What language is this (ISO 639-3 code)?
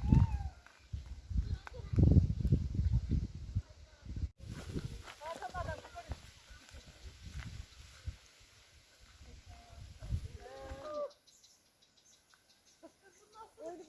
tur